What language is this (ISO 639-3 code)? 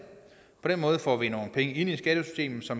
dan